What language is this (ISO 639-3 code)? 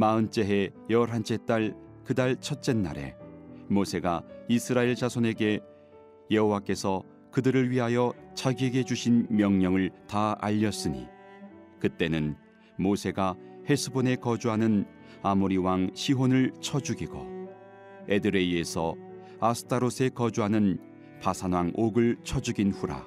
kor